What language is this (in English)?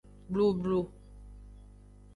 Aja (Benin)